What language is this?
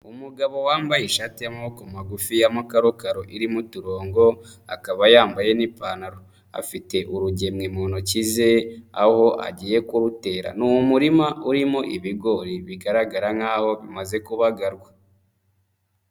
Kinyarwanda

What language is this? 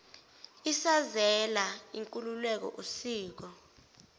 Zulu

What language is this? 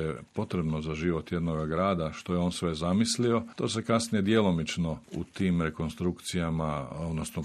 Croatian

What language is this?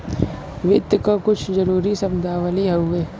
Bhojpuri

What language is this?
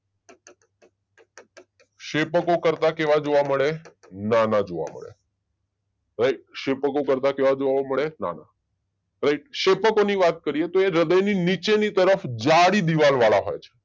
Gujarati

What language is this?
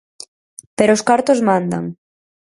Galician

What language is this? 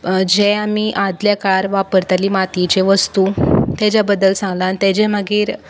Konkani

